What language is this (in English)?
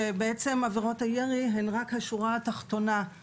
Hebrew